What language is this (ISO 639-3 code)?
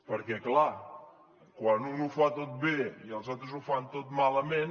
cat